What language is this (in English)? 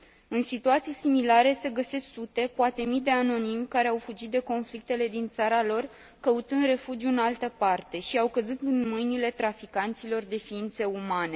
Romanian